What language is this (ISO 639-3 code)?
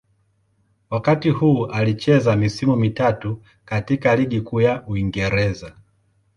swa